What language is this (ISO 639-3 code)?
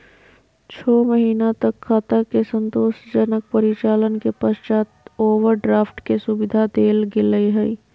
mag